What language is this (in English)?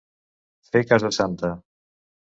Catalan